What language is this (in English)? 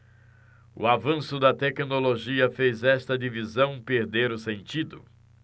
Portuguese